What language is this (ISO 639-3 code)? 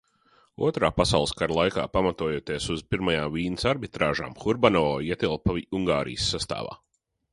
lav